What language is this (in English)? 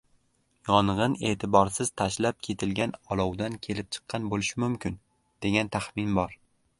Uzbek